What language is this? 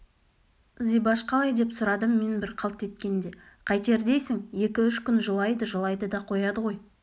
Kazakh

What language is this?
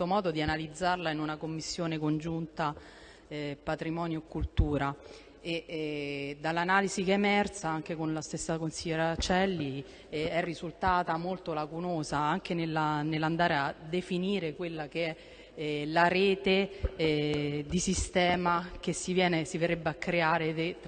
Italian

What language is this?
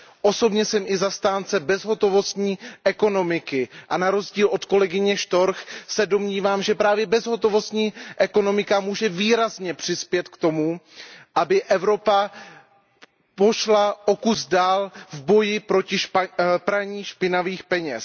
Czech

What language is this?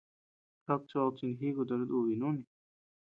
Tepeuxila Cuicatec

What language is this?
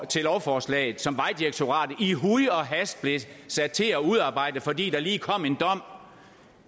Danish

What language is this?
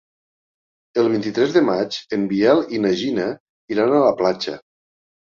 Catalan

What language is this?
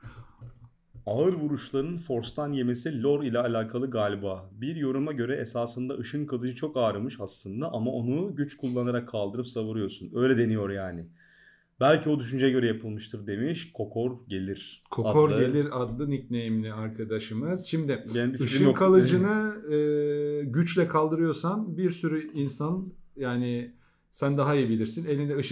Turkish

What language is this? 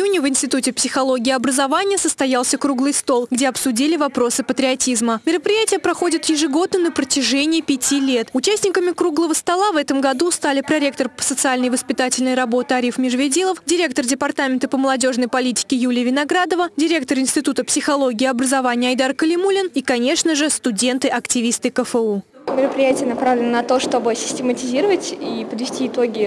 Russian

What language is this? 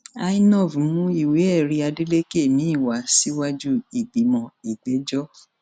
Yoruba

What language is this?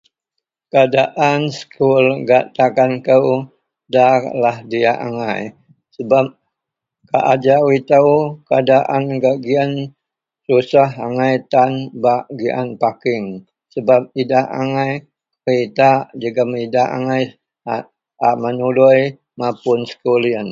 Central Melanau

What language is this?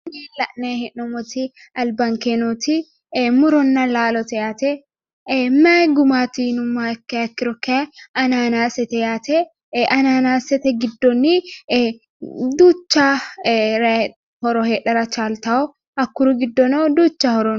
Sidamo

